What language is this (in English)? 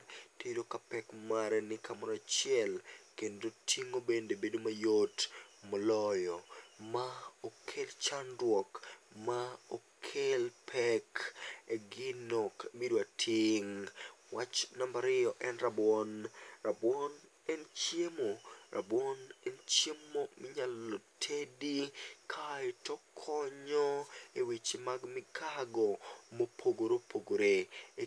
Luo (Kenya and Tanzania)